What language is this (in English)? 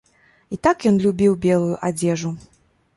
Belarusian